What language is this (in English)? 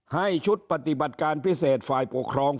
Thai